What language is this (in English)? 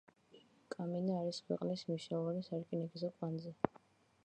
Georgian